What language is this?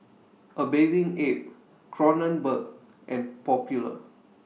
English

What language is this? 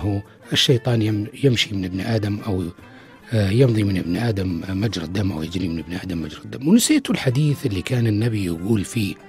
Arabic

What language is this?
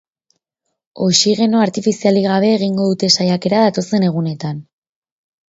Basque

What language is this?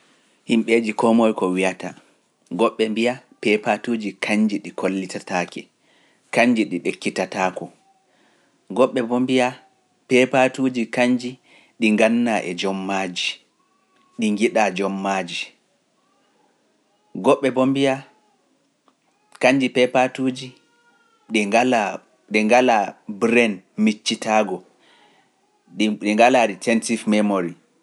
Pular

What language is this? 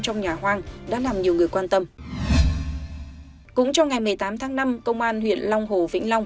Vietnamese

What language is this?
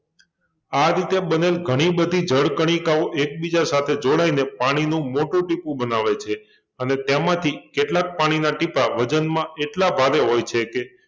Gujarati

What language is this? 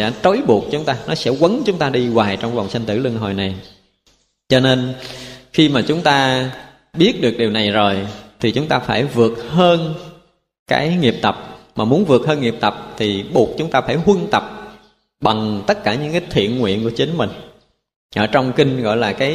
Vietnamese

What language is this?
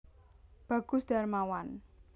Javanese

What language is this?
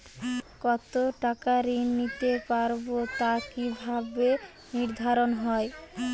Bangla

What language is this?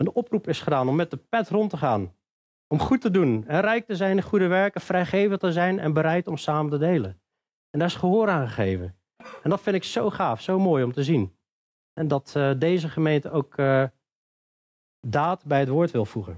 Dutch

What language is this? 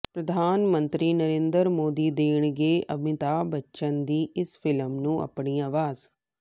Punjabi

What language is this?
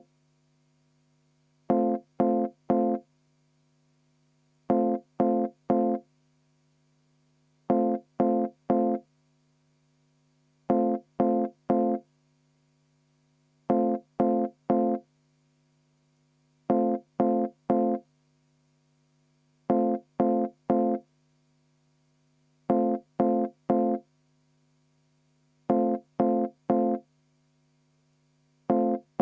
Estonian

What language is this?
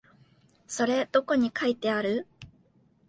Japanese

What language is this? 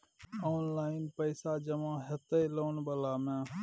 Maithili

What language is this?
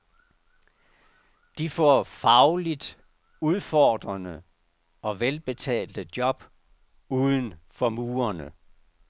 Danish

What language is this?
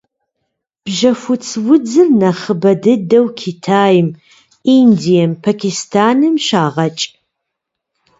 Kabardian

